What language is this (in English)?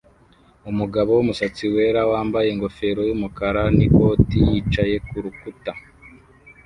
Kinyarwanda